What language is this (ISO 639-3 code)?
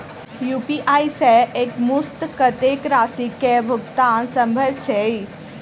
mai